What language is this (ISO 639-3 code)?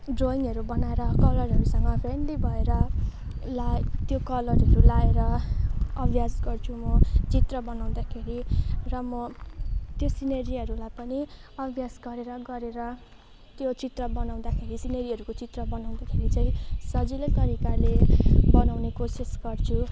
nep